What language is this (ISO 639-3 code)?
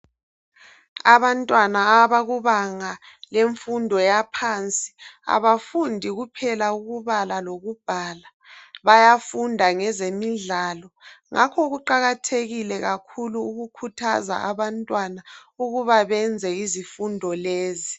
nde